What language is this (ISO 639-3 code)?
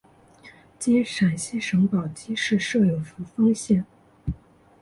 zho